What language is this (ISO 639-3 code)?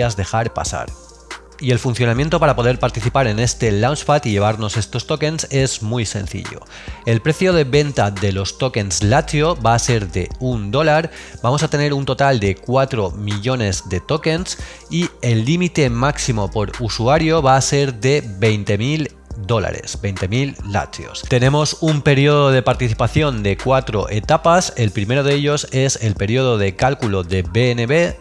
spa